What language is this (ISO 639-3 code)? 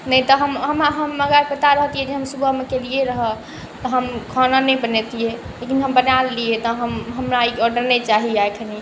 mai